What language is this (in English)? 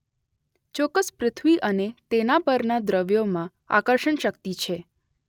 Gujarati